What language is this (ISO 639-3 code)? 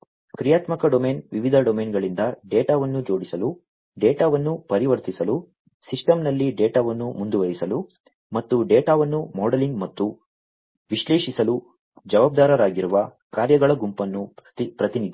kan